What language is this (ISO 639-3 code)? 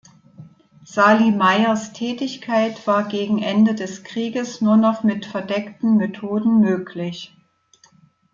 deu